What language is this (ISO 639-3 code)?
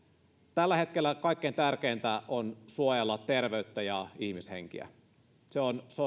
fin